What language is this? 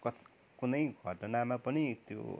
Nepali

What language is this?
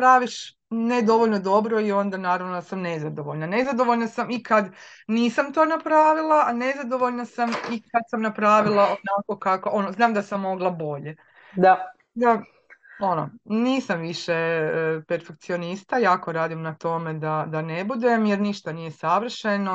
Croatian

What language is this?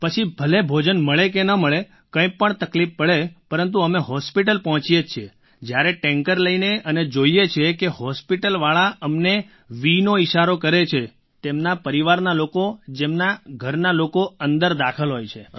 Gujarati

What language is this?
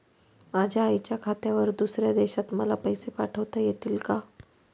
Marathi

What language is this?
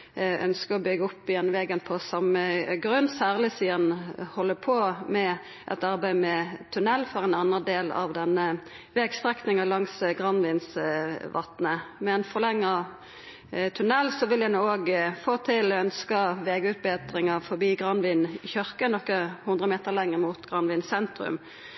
Norwegian Nynorsk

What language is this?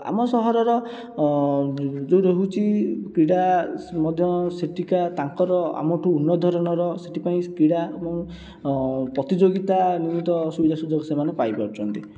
Odia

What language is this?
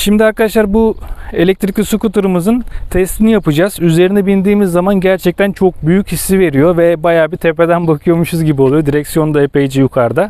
Turkish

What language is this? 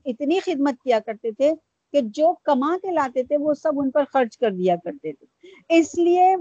Urdu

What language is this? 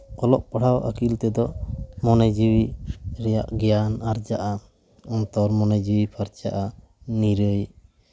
Santali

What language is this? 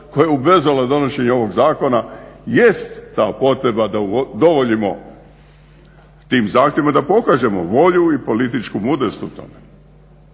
Croatian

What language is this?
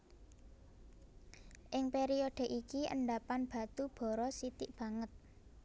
Javanese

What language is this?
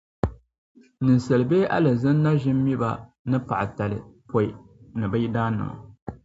Dagbani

